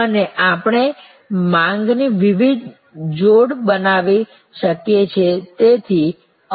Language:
Gujarati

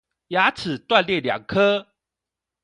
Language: Chinese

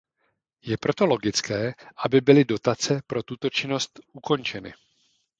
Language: Czech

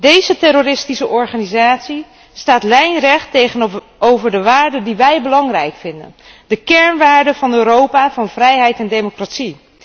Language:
Dutch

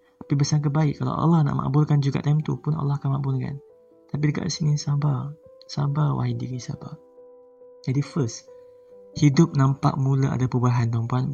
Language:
Malay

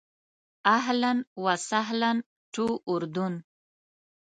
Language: Pashto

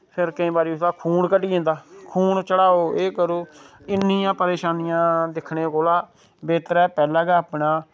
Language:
Dogri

